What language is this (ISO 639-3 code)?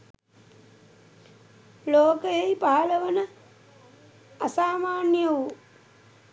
sin